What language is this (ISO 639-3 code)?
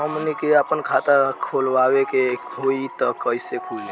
bho